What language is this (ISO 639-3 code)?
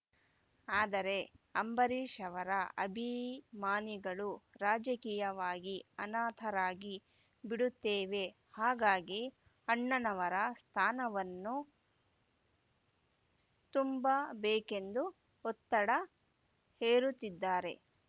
kan